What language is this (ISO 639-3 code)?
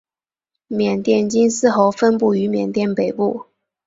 zho